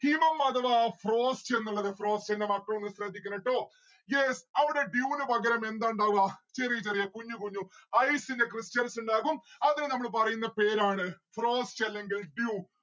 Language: Malayalam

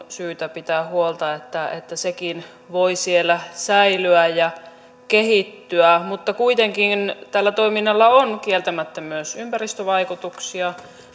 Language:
Finnish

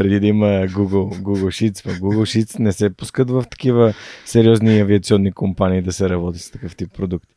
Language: Bulgarian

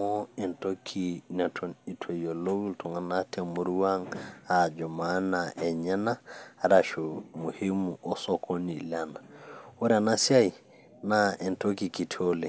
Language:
Masai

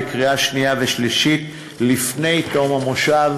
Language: Hebrew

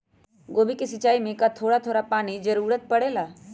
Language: Magahi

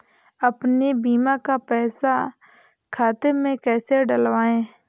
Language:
Hindi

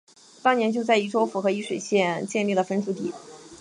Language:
Chinese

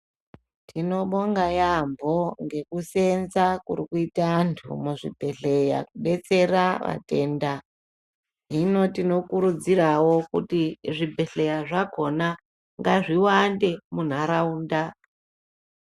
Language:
Ndau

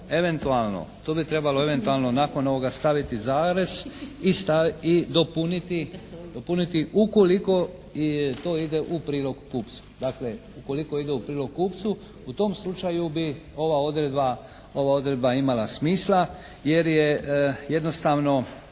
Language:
Croatian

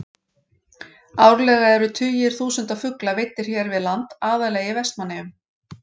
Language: Icelandic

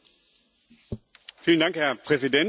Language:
German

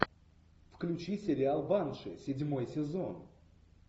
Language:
Russian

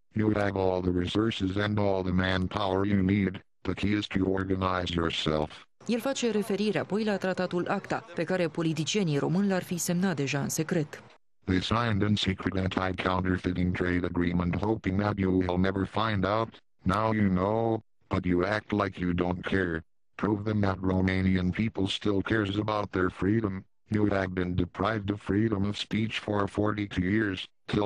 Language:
Romanian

